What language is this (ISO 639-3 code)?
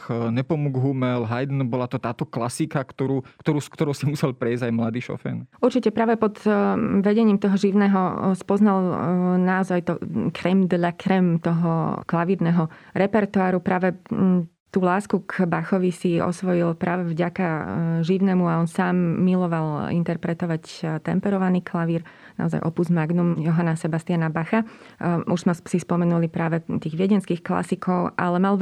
slk